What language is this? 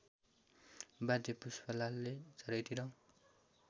Nepali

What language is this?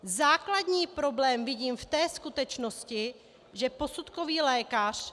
Czech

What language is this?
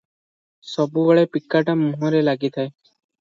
Odia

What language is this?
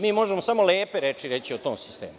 Serbian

